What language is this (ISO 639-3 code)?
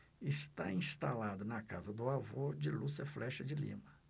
por